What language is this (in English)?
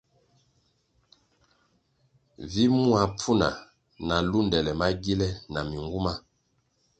Kwasio